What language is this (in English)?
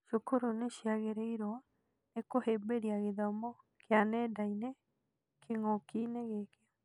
Kikuyu